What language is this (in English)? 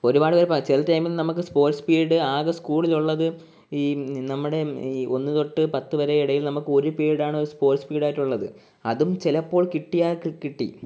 Malayalam